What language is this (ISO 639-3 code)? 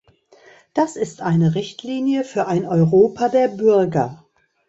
deu